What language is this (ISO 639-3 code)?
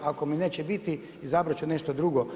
hrv